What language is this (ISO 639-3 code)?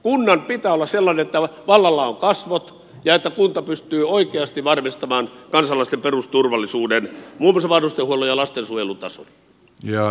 fin